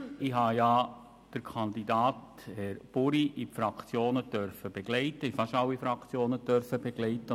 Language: Swiss German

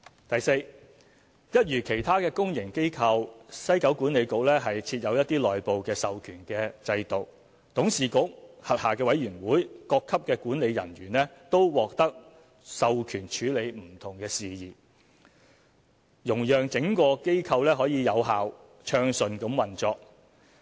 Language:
Cantonese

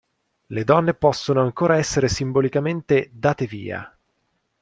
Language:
Italian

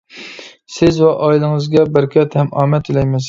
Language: Uyghur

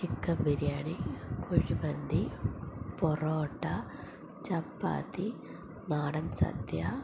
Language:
Malayalam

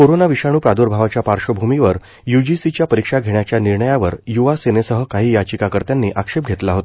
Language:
Marathi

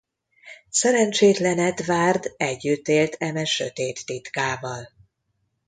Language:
Hungarian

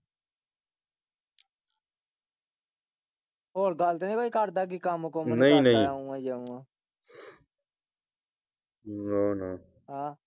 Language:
Punjabi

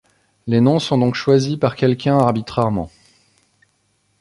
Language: French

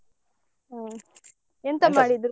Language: Kannada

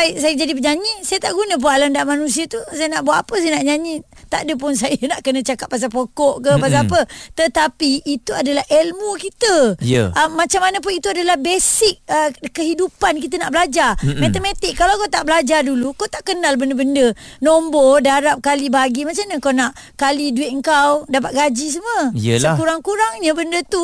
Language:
Malay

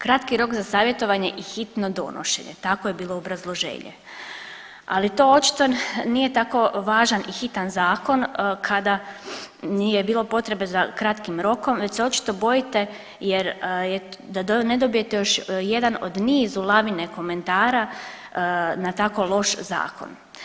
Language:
Croatian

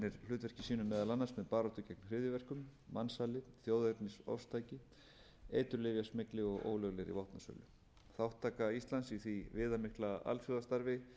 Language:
Icelandic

